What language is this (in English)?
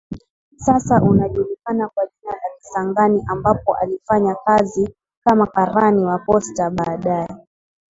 Swahili